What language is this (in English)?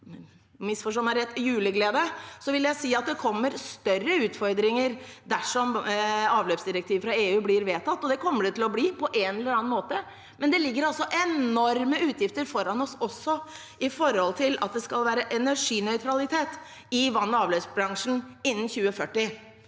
Norwegian